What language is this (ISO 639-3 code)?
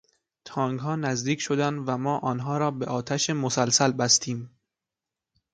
fas